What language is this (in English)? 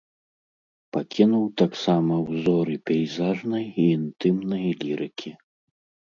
Belarusian